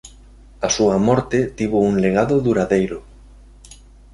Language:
Galician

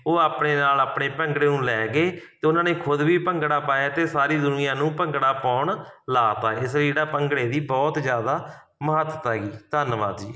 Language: Punjabi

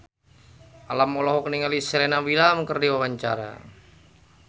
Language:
Sundanese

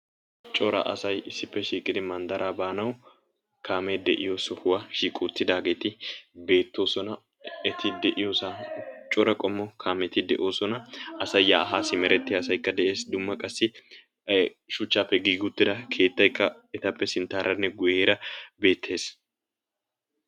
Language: Wolaytta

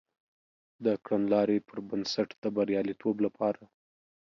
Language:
Pashto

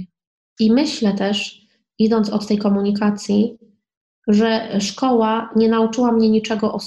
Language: Polish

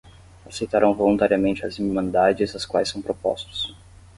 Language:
Portuguese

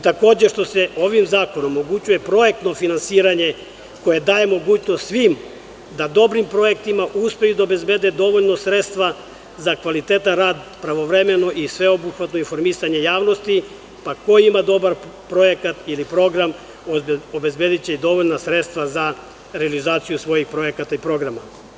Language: Serbian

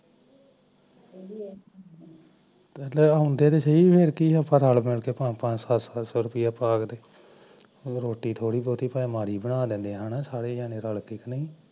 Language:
Punjabi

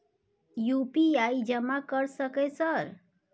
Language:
Maithili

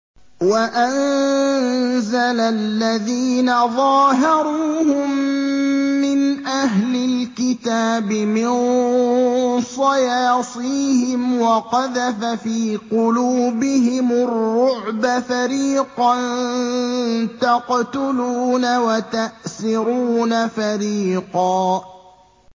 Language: Arabic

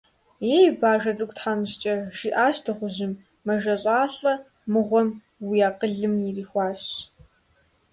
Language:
Kabardian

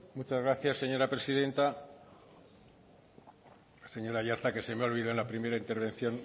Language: Spanish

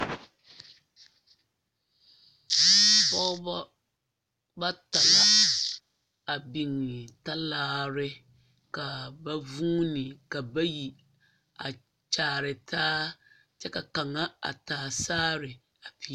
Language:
Southern Dagaare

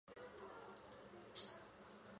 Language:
Chinese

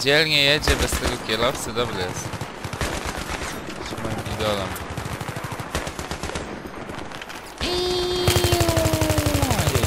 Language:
Polish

